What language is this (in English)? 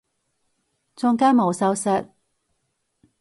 Cantonese